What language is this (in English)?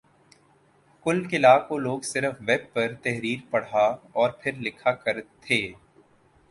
Urdu